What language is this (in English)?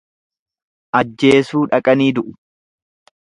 Oromo